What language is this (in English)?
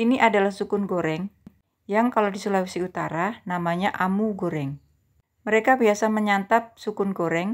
Indonesian